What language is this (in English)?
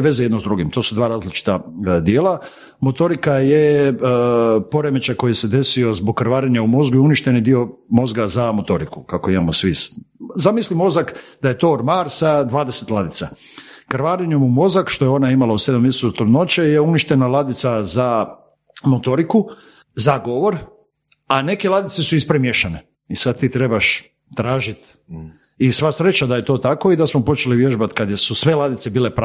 Croatian